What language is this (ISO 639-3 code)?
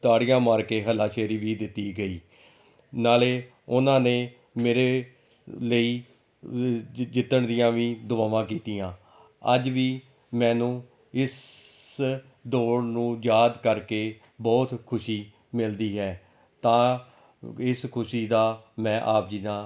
pan